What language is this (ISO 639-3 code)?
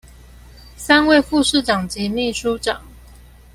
zho